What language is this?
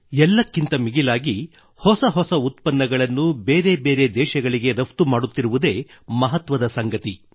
Kannada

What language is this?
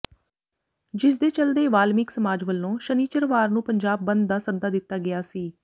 Punjabi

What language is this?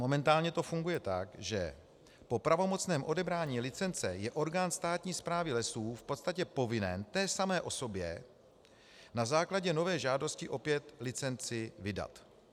Czech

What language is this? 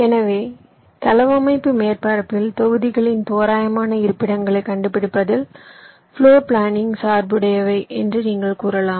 Tamil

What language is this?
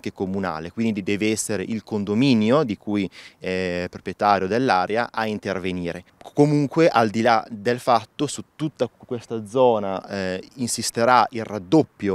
Italian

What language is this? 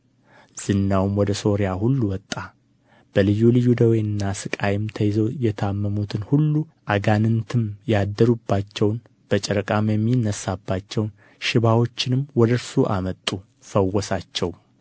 Amharic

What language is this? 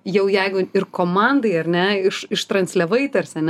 Lithuanian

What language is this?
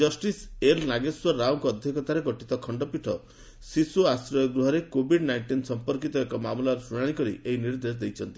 Odia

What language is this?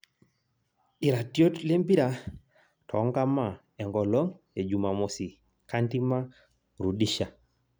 Masai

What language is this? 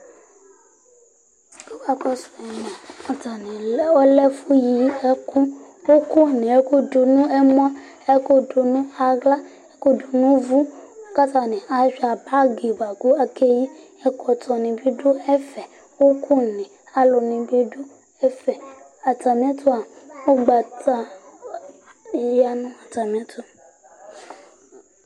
Ikposo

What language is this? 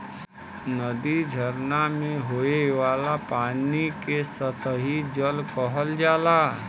Bhojpuri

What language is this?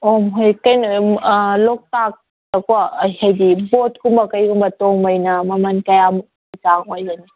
Manipuri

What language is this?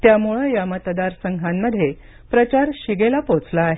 Marathi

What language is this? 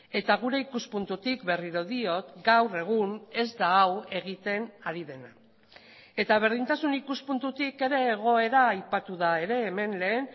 Basque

